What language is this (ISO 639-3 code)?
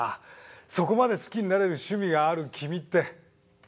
jpn